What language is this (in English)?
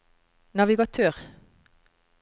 Norwegian